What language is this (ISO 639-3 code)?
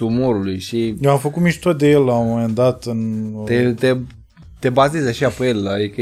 ron